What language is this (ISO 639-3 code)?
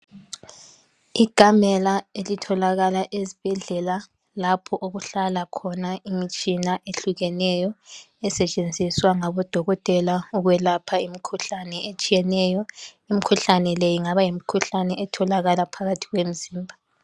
nde